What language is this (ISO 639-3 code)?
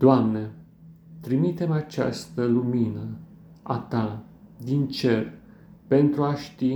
ron